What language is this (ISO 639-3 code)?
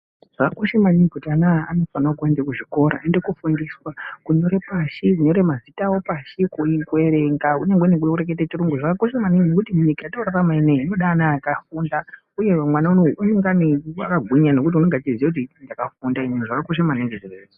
ndc